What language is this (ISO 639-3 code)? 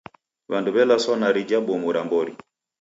dav